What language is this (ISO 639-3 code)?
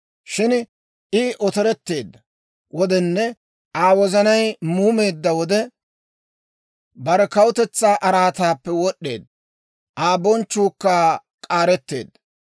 dwr